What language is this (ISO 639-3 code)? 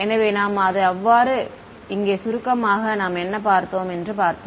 tam